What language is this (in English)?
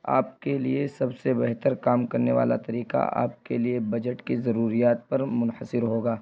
Urdu